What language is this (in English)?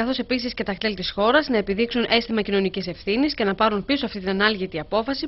Greek